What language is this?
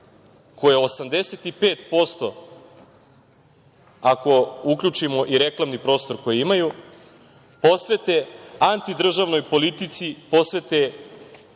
Serbian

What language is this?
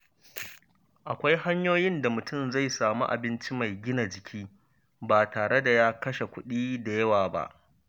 Hausa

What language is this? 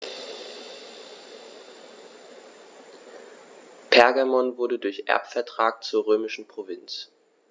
German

